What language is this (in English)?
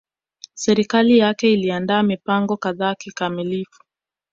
Swahili